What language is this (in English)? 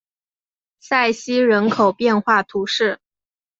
Chinese